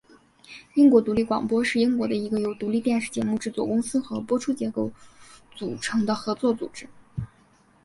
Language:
Chinese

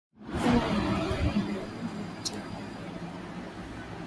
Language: Swahili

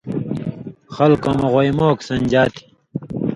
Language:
Indus Kohistani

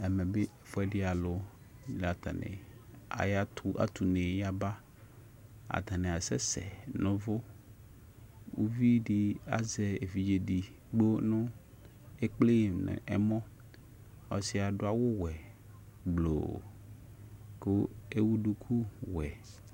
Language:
Ikposo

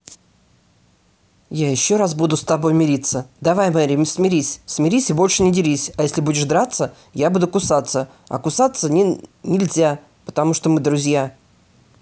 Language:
Russian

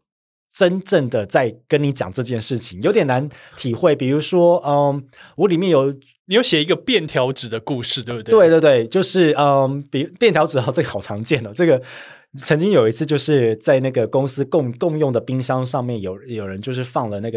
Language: Chinese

